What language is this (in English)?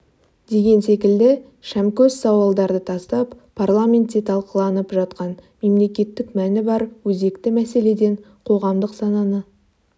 Kazakh